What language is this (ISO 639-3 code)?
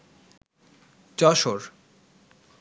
ben